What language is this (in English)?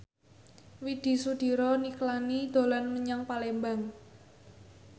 Javanese